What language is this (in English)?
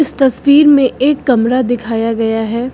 Hindi